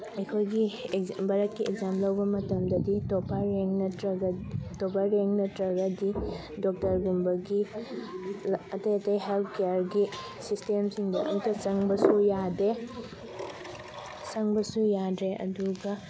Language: Manipuri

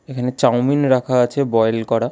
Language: Bangla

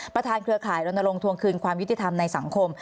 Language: Thai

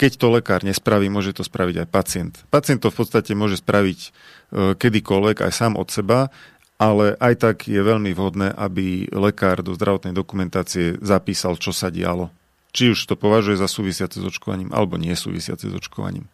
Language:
Slovak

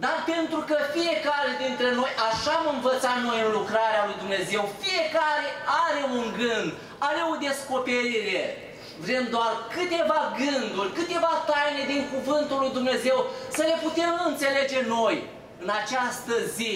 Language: Romanian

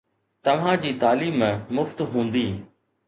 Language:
Sindhi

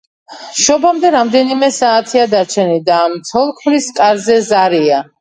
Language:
Georgian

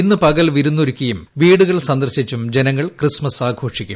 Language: Malayalam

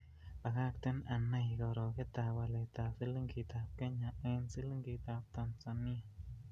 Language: Kalenjin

